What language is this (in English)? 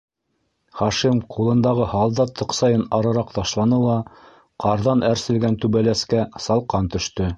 Bashkir